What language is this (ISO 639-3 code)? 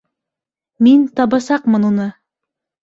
bak